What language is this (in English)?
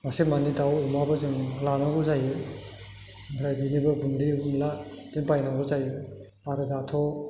Bodo